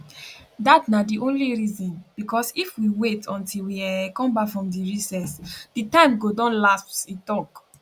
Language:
Nigerian Pidgin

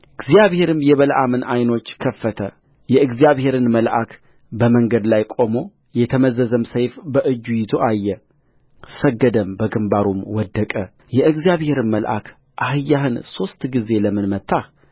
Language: Amharic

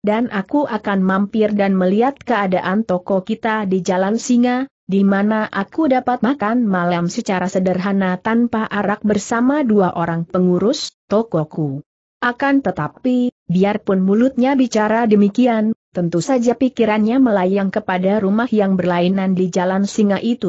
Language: Indonesian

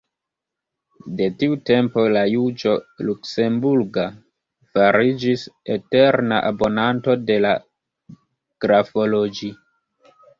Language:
Esperanto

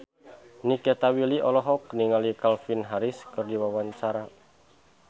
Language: Sundanese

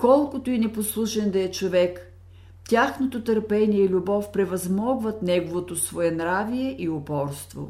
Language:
Bulgarian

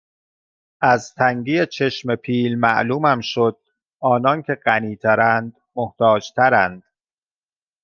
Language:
Persian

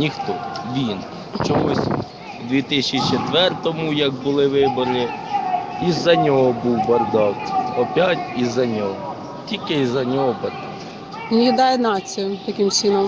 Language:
Ukrainian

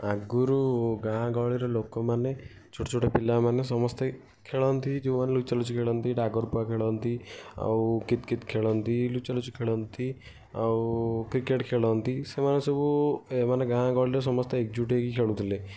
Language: Odia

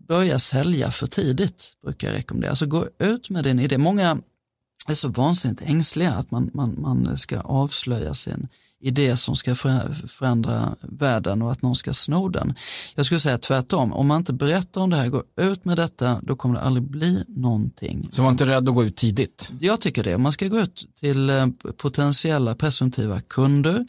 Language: Swedish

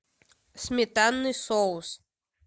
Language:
Russian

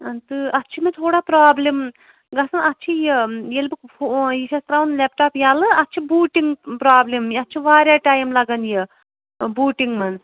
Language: Kashmiri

